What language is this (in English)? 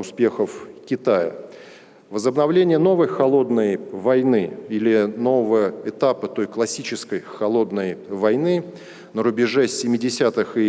Russian